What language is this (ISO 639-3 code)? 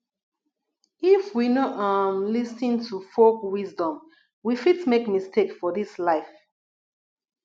pcm